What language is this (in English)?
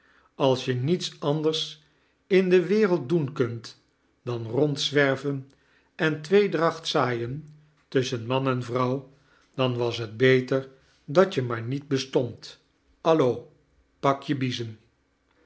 Dutch